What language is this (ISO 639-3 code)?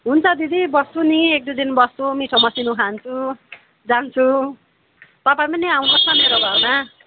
nep